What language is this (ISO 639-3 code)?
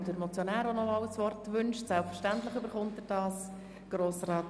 gsw